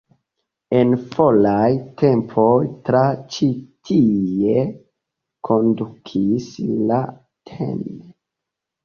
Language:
Esperanto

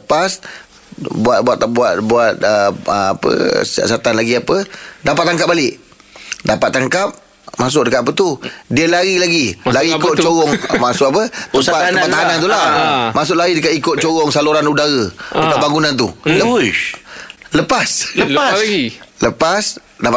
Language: Malay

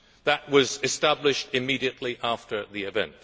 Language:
English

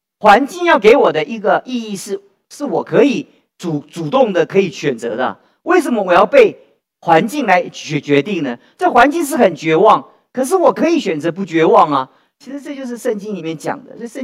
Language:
Chinese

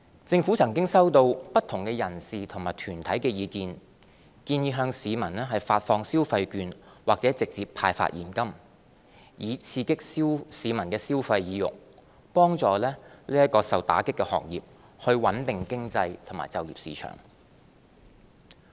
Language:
Cantonese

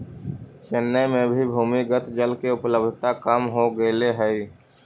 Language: Magahi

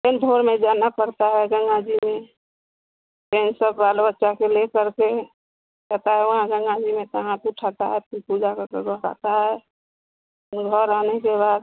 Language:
Hindi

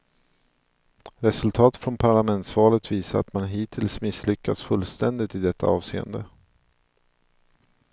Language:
Swedish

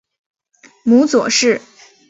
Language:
Chinese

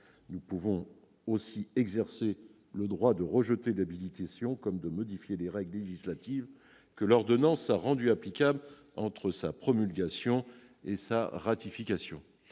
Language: French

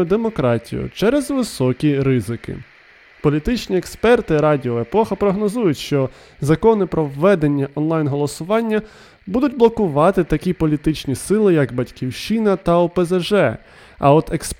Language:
Ukrainian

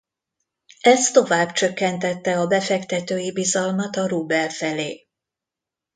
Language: Hungarian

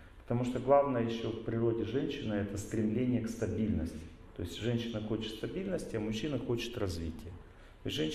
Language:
Russian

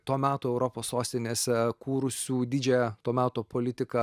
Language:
Lithuanian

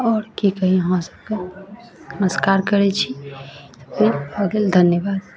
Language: Maithili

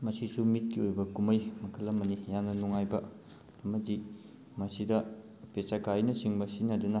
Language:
Manipuri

